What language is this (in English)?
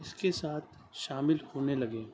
Urdu